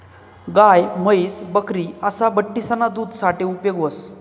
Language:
Marathi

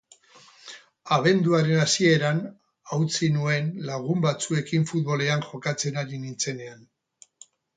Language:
Basque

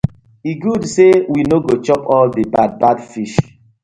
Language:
Nigerian Pidgin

